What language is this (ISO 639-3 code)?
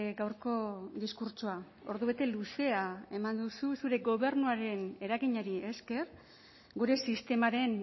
eus